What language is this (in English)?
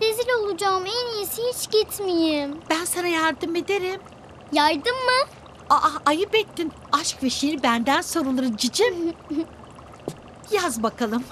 Turkish